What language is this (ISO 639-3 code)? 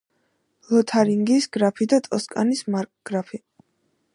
kat